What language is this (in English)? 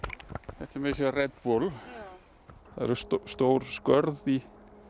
Icelandic